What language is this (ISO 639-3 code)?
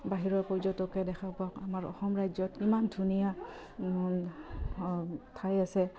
asm